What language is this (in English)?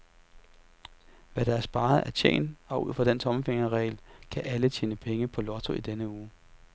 Danish